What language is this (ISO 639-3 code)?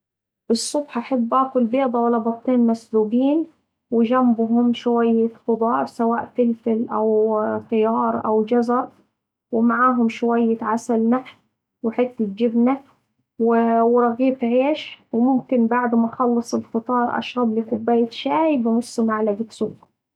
aec